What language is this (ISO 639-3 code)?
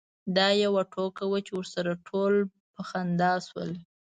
pus